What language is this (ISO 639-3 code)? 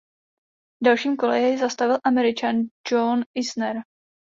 ces